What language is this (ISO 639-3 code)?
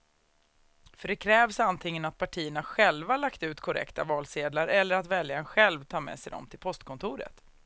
swe